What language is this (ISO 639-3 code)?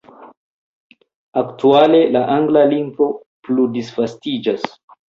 epo